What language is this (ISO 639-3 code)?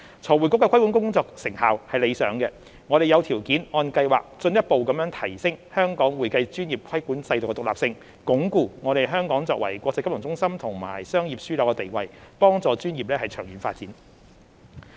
yue